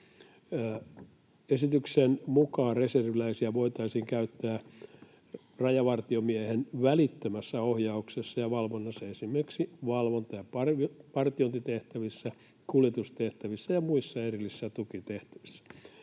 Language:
Finnish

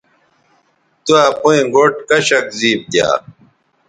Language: Bateri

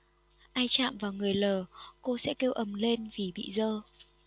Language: Vietnamese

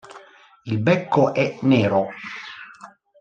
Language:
Italian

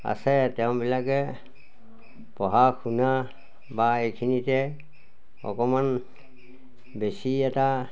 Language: Assamese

